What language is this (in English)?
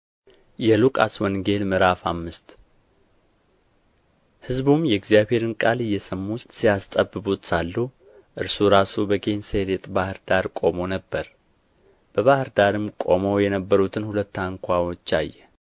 Amharic